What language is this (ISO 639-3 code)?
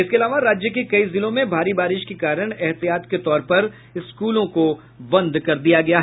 hin